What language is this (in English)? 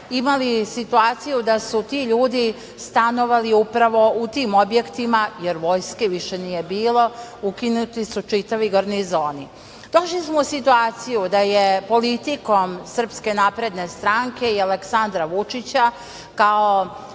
Serbian